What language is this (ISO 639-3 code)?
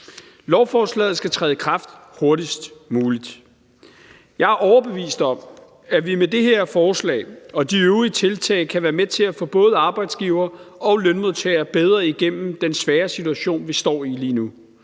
dan